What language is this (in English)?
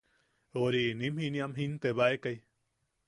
Yaqui